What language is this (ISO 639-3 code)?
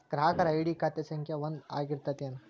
kan